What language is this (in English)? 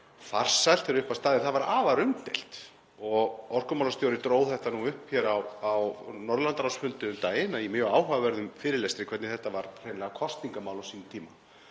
Icelandic